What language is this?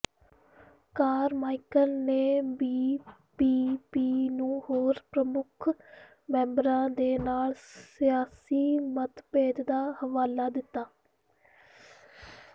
Punjabi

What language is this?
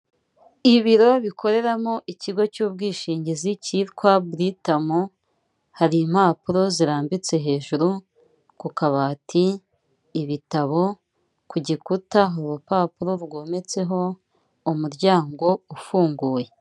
Kinyarwanda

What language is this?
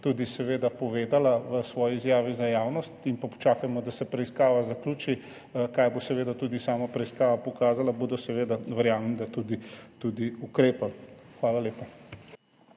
Slovenian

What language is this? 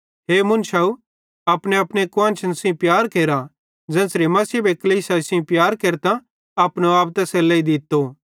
Bhadrawahi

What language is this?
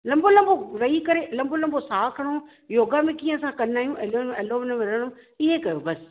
Sindhi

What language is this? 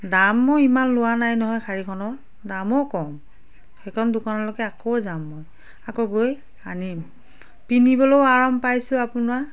Assamese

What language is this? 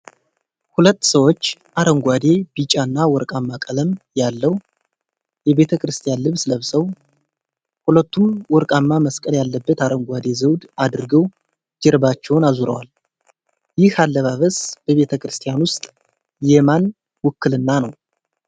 Amharic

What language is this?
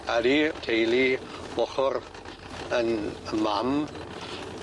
Welsh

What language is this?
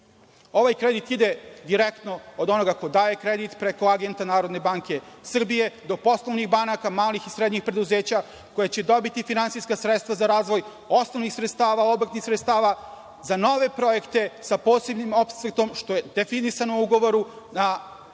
Serbian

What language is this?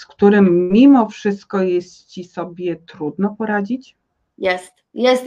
Polish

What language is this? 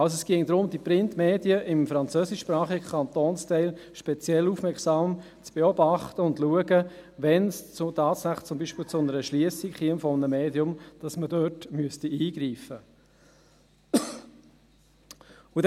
Swiss German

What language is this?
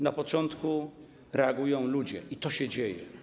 Polish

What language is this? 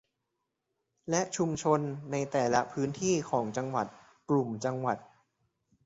Thai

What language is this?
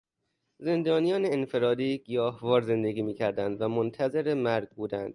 Persian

